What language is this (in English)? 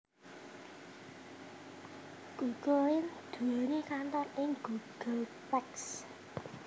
Javanese